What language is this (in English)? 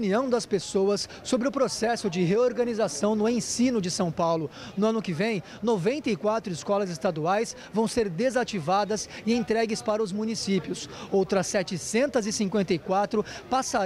Portuguese